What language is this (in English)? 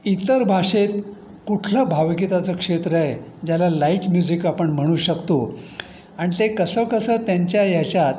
Marathi